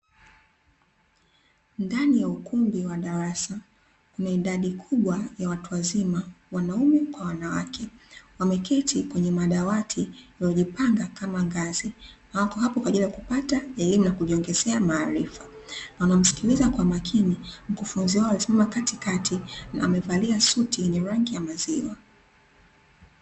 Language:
Swahili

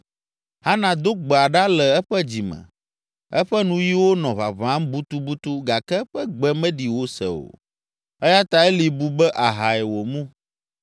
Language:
Ewe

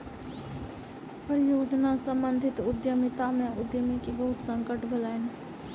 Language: Maithili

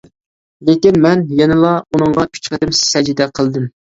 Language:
Uyghur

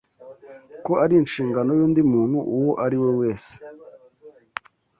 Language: Kinyarwanda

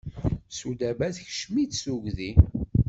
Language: Kabyle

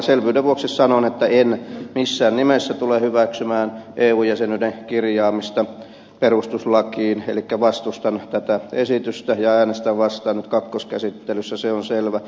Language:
Finnish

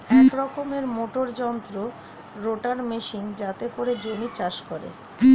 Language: Bangla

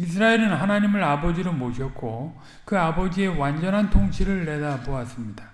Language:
Korean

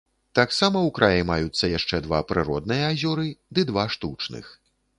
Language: Belarusian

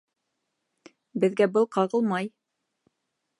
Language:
Bashkir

